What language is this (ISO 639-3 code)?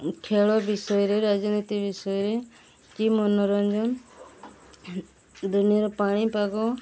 ori